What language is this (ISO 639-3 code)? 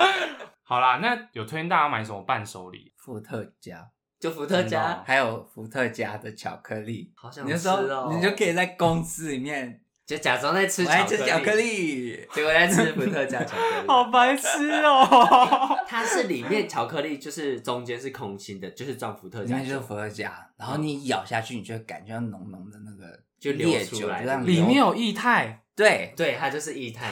zho